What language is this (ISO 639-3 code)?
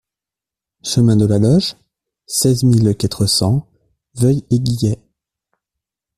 fra